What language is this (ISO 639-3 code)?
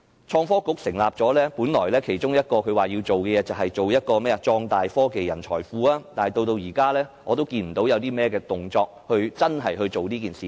yue